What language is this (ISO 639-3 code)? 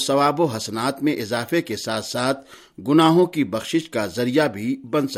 urd